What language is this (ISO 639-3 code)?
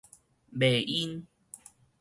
nan